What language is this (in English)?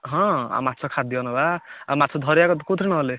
Odia